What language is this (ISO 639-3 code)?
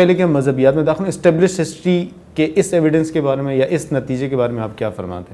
urd